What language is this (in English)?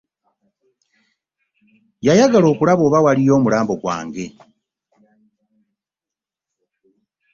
Ganda